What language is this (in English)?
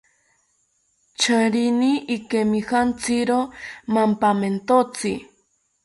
South Ucayali Ashéninka